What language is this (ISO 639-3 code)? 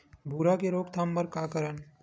hne